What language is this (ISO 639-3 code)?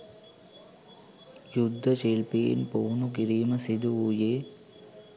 sin